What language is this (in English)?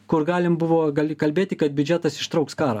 Lithuanian